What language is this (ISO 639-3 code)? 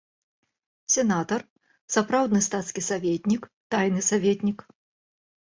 bel